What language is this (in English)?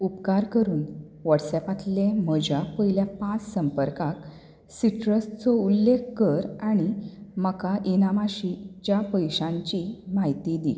Konkani